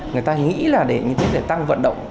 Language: Vietnamese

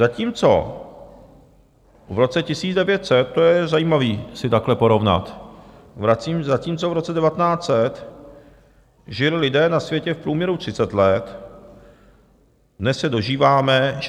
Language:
Czech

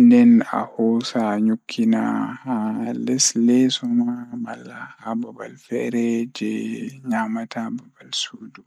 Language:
Fula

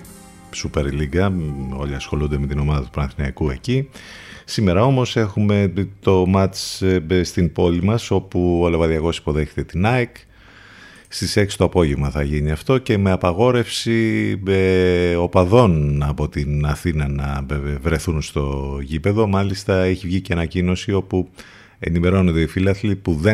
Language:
Greek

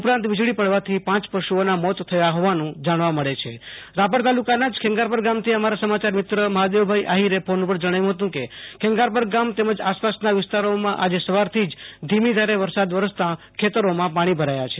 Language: Gujarati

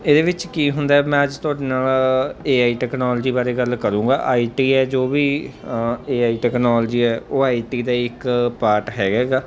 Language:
Punjabi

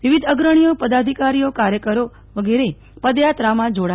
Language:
Gujarati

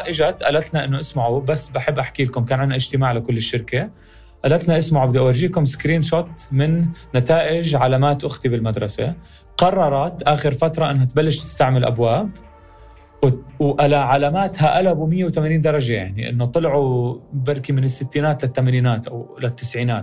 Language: Arabic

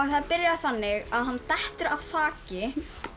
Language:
Icelandic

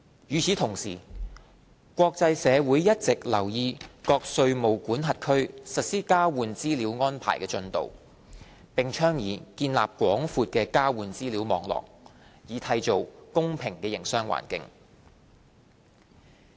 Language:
Cantonese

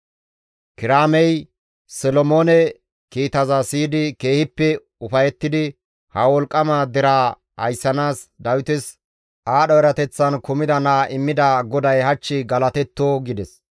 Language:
Gamo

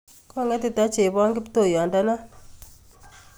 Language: Kalenjin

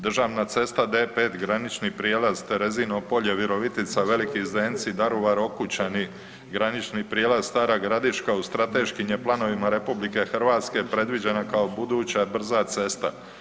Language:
Croatian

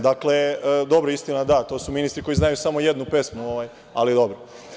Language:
Serbian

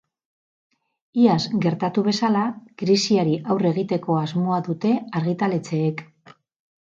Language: Basque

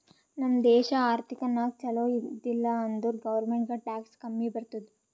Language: Kannada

